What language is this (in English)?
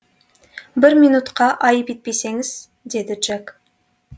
Kazakh